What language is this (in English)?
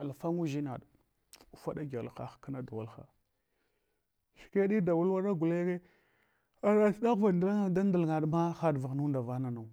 Hwana